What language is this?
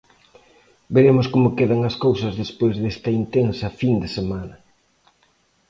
Galician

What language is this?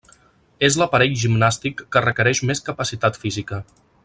Catalan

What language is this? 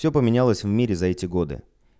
Russian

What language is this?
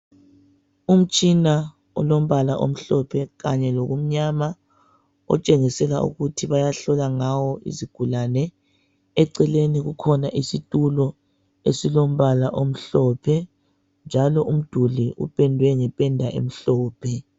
North Ndebele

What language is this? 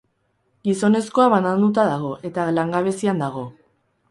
Basque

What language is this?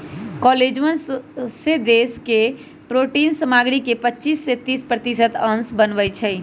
Magahi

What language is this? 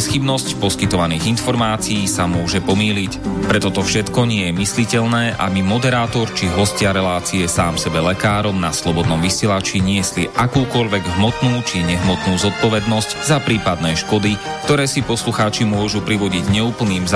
Slovak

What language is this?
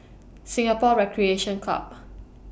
English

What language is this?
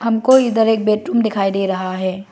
Hindi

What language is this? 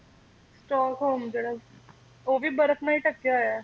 Punjabi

